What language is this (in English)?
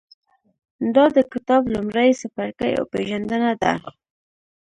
Pashto